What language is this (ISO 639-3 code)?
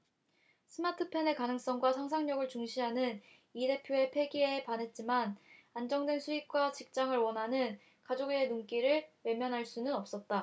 kor